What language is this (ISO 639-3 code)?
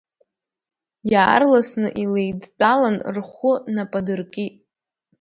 abk